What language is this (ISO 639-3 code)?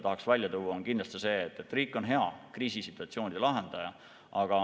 est